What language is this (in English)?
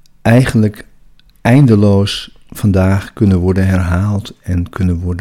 Dutch